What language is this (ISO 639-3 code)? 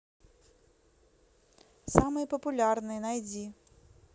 rus